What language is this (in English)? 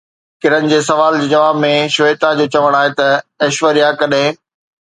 Sindhi